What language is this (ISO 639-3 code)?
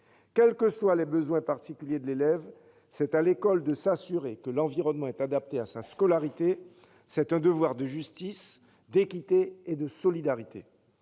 fra